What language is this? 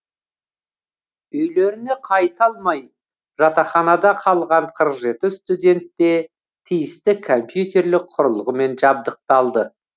Kazakh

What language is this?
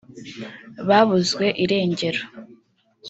Kinyarwanda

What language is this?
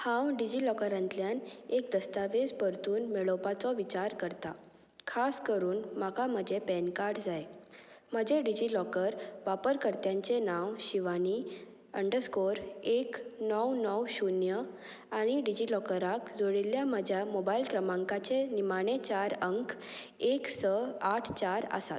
Konkani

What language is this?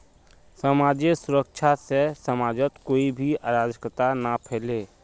Magahi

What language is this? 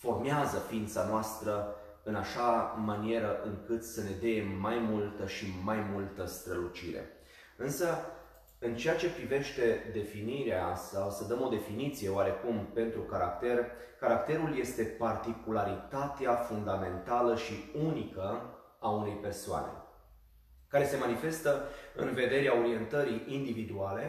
Romanian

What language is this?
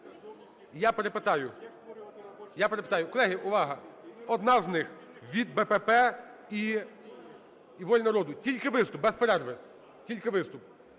Ukrainian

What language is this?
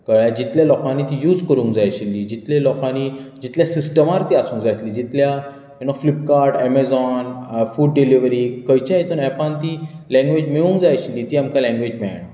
Konkani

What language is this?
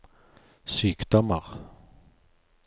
Norwegian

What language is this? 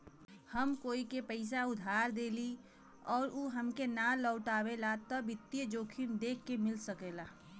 Bhojpuri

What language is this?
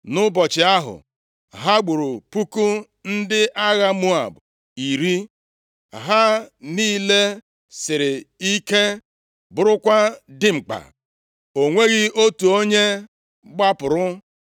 Igbo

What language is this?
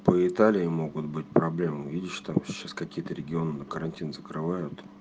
Russian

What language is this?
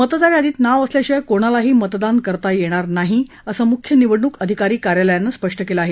Marathi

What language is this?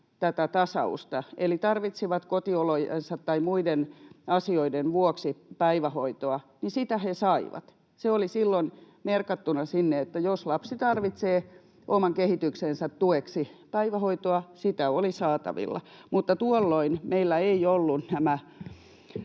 Finnish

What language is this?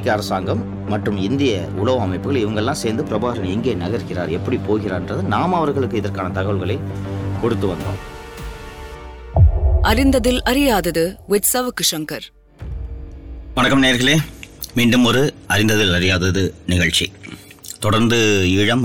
Tamil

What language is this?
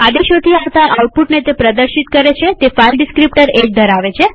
Gujarati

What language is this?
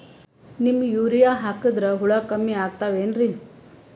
Kannada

